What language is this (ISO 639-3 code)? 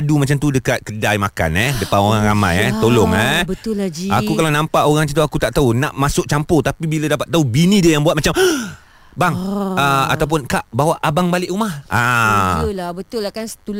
msa